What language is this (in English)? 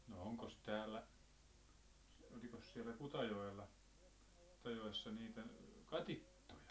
Finnish